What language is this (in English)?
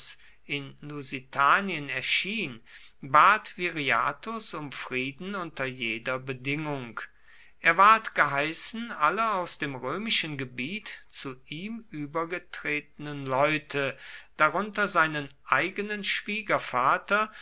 German